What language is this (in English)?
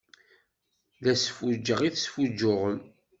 Kabyle